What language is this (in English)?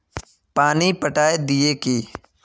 Magahi